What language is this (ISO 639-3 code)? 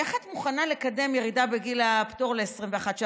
heb